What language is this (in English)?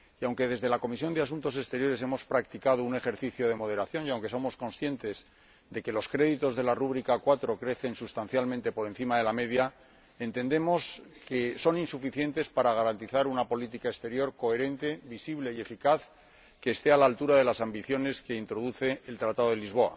Spanish